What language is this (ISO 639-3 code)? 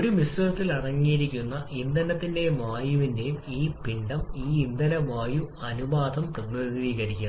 mal